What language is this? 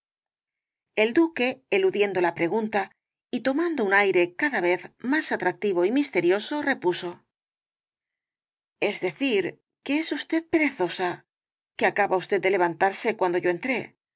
Spanish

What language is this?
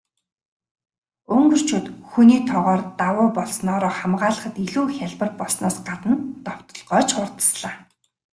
Mongolian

